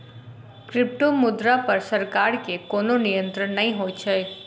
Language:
Maithili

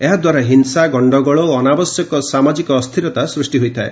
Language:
Odia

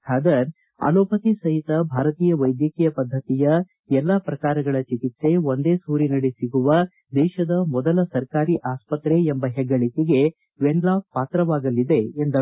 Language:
Kannada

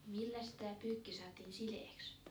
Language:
Finnish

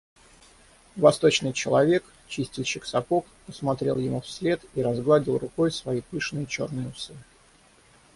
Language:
Russian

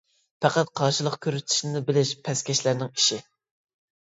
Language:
Uyghur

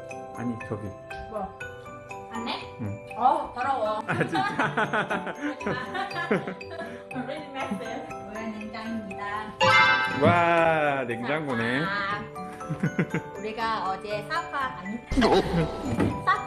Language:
Korean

